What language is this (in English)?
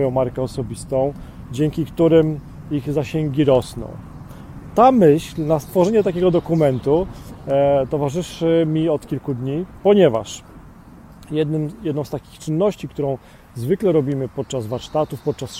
Polish